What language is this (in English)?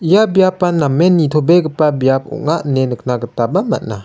Garo